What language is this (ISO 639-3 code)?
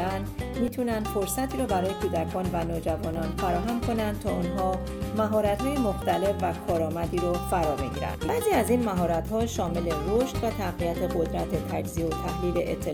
fas